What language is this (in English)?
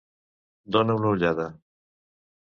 Catalan